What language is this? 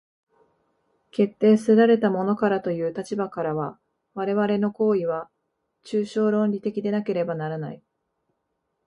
Japanese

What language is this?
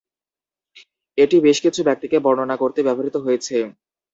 Bangla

